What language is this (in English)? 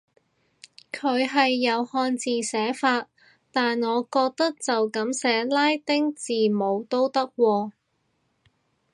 Cantonese